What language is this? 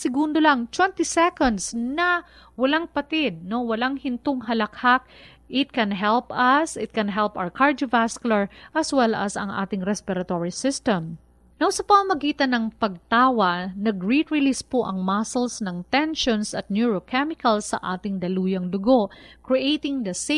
Filipino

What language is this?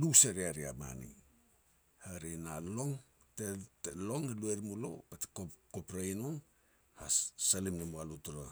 Petats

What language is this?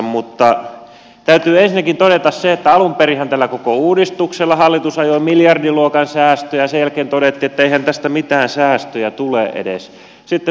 Finnish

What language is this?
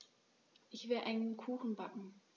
German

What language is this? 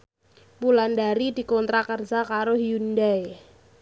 Javanese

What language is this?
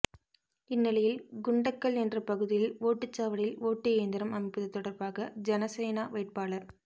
Tamil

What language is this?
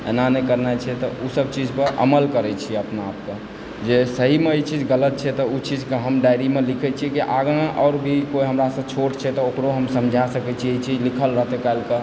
Maithili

